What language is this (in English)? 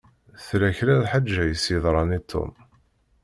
Kabyle